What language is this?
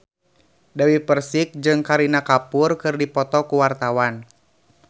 Sundanese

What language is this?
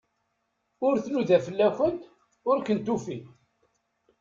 Kabyle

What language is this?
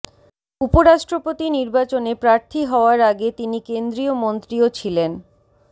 Bangla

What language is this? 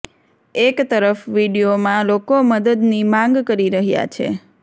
Gujarati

